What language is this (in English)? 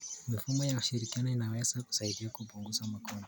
Kalenjin